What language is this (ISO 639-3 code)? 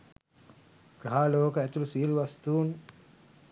sin